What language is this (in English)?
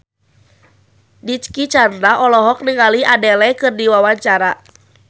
Sundanese